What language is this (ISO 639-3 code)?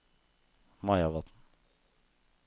nor